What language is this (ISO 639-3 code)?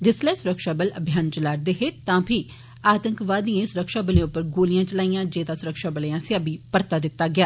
doi